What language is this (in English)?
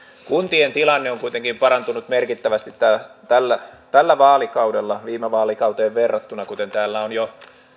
Finnish